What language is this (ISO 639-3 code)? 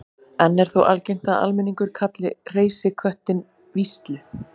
isl